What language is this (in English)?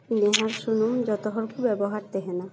Santali